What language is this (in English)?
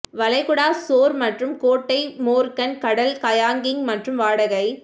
Tamil